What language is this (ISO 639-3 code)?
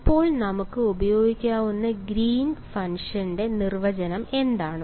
mal